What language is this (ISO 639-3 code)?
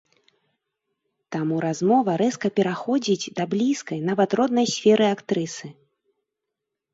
bel